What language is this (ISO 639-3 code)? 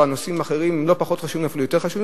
heb